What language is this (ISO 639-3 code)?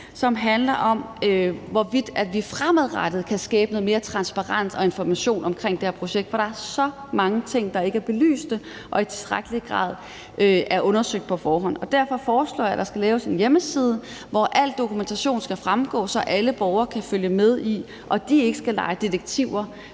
dan